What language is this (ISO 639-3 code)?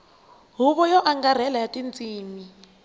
tso